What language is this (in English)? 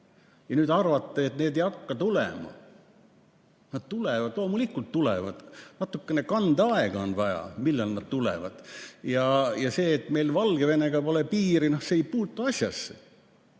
Estonian